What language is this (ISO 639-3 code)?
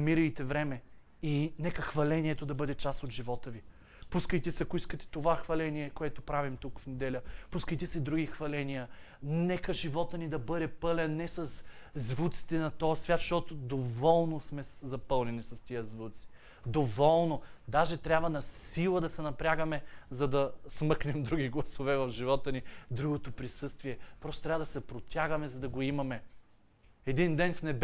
bul